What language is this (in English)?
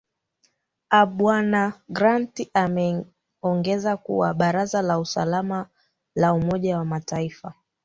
Swahili